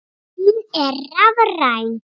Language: Icelandic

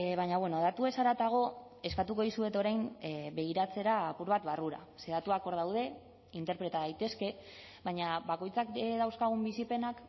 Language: Basque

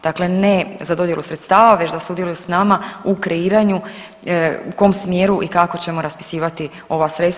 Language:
Croatian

